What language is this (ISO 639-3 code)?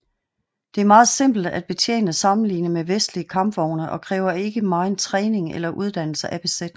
dan